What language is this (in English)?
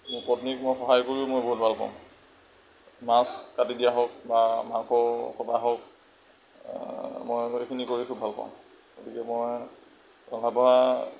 Assamese